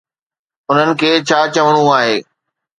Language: Sindhi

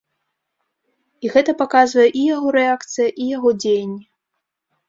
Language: Belarusian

